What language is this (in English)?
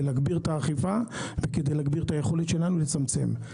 Hebrew